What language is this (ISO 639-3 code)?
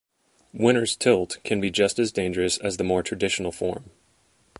eng